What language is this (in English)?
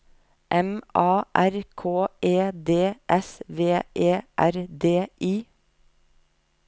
Norwegian